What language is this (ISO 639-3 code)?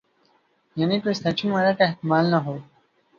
urd